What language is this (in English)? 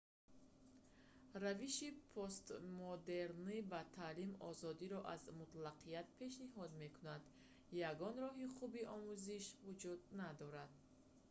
Tajik